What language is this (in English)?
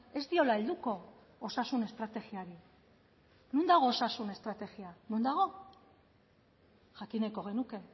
Basque